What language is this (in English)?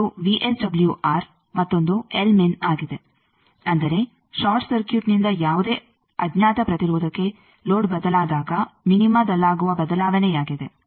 Kannada